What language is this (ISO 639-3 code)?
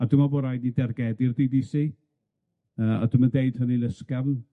cym